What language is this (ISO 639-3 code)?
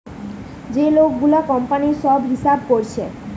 ben